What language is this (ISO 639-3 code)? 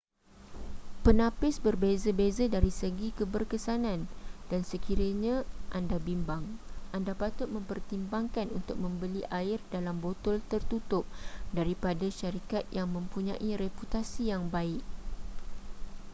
msa